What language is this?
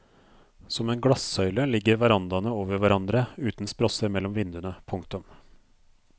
Norwegian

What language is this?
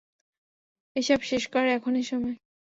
Bangla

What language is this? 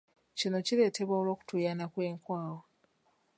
Ganda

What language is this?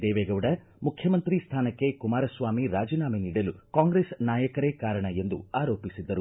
Kannada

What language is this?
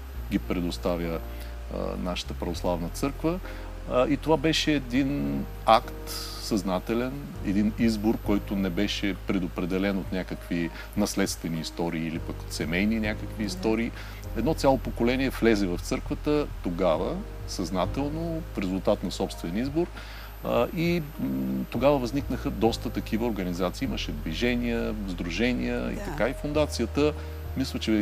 Bulgarian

